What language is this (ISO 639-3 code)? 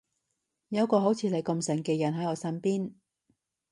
yue